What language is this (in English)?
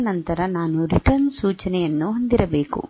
Kannada